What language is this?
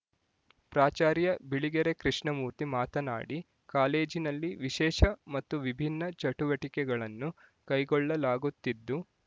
Kannada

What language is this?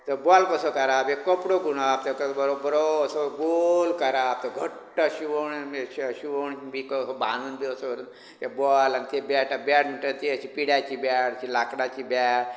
Konkani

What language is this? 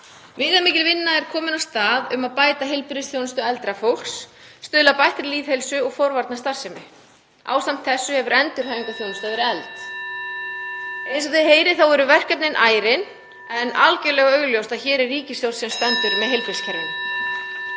Icelandic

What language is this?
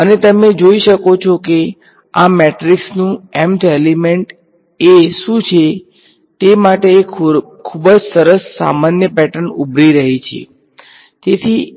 Gujarati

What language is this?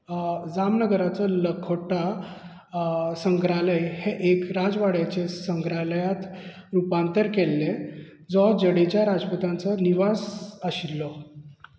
Konkani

